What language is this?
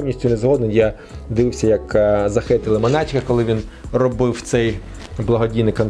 Ukrainian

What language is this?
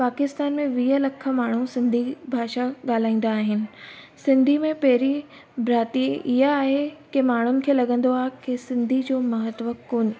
Sindhi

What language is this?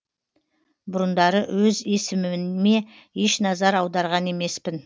Kazakh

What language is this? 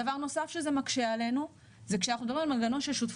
Hebrew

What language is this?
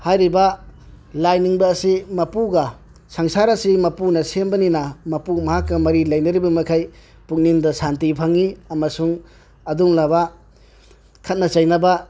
Manipuri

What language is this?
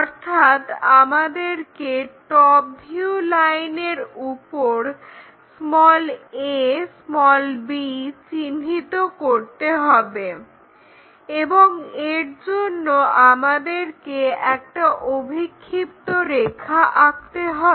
Bangla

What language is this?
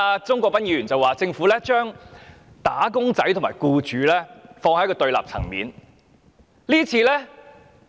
Cantonese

